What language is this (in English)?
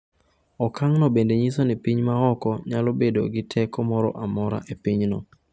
Luo (Kenya and Tanzania)